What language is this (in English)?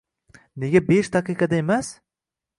Uzbek